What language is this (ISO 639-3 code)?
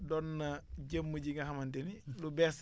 wol